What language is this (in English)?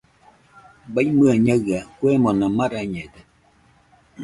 Nüpode Huitoto